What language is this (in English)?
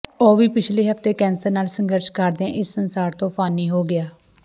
Punjabi